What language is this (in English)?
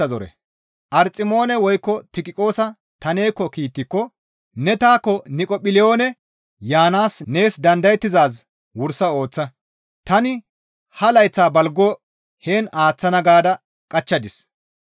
Gamo